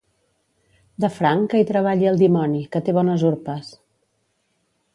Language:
Catalan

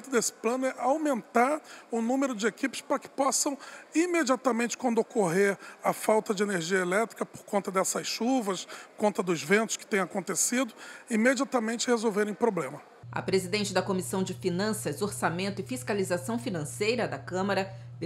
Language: Portuguese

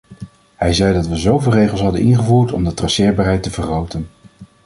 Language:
Dutch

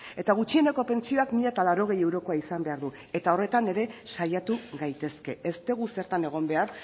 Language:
Basque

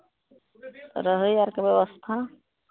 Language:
Maithili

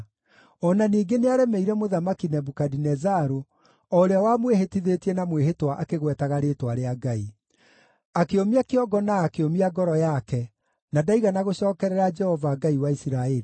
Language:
Kikuyu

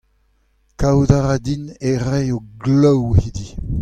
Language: Breton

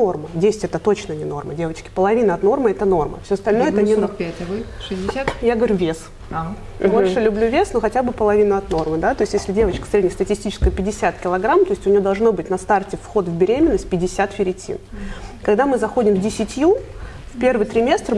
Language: Russian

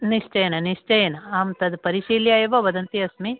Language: Sanskrit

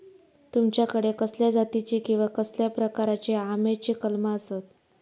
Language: Marathi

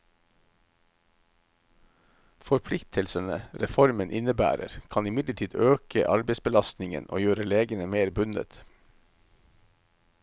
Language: Norwegian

